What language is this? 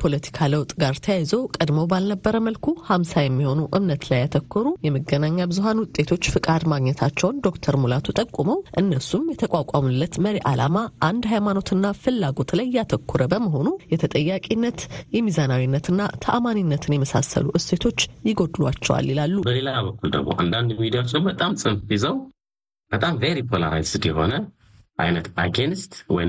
Amharic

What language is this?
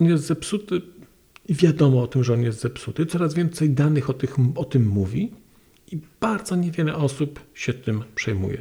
Polish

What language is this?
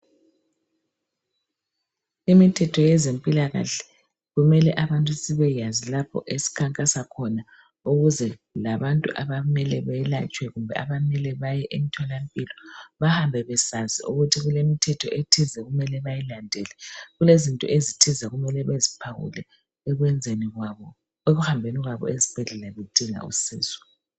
North Ndebele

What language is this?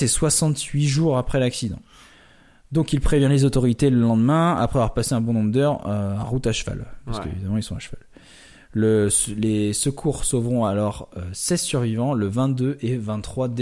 French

